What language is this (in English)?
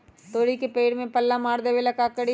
Magahi